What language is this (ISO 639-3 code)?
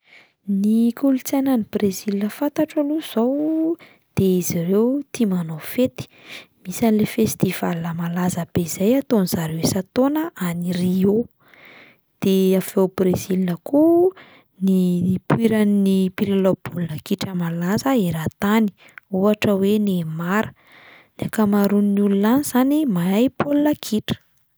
mlg